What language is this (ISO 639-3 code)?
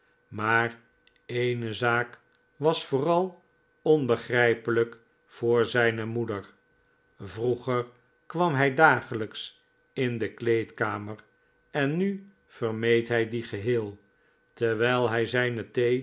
nld